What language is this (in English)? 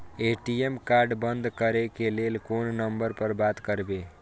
Maithili